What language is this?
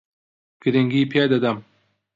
Central Kurdish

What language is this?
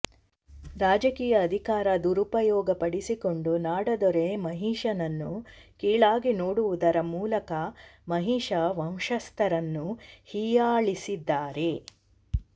Kannada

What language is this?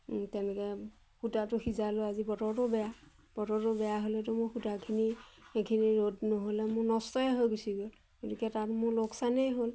Assamese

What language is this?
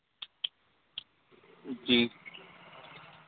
Hindi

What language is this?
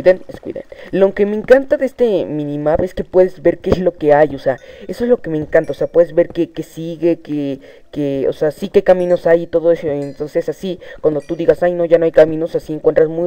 Spanish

